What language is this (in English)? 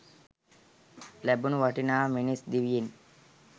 Sinhala